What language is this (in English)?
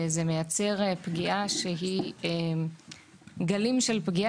Hebrew